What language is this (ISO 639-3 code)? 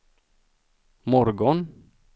swe